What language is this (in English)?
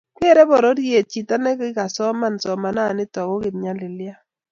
Kalenjin